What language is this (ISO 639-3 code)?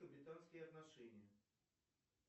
rus